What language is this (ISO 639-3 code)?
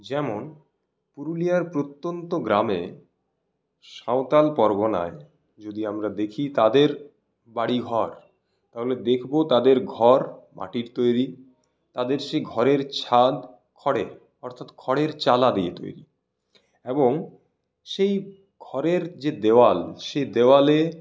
ben